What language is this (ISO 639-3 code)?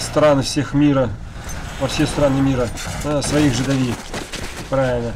rus